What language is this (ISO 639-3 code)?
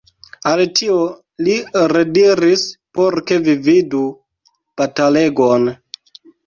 epo